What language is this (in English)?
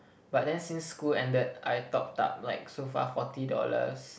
English